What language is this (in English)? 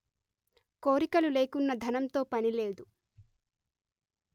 Telugu